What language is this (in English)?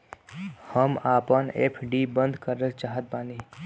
Bhojpuri